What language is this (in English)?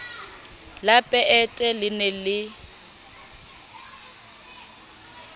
Southern Sotho